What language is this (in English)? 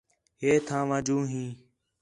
Khetrani